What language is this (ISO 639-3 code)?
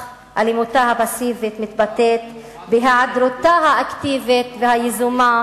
heb